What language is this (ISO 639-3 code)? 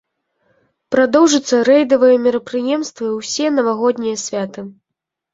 bel